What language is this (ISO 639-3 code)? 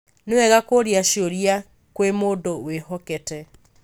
kik